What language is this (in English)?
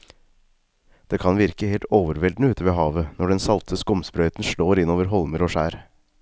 Norwegian